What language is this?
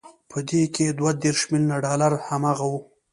Pashto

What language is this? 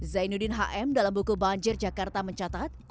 Indonesian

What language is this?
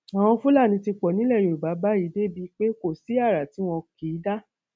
Yoruba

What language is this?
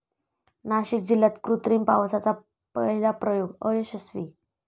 Marathi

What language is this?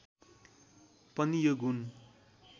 Nepali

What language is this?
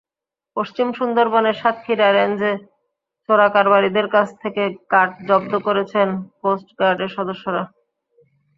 Bangla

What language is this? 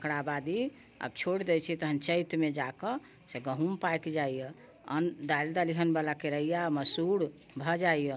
Maithili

